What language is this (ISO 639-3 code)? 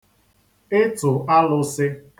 ibo